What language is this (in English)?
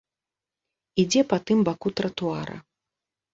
Belarusian